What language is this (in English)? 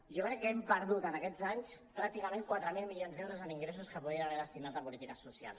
Catalan